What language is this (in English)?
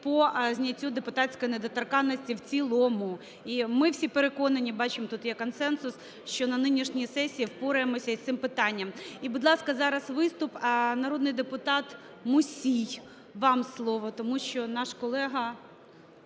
Ukrainian